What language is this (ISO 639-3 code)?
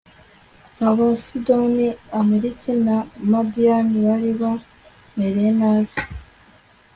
kin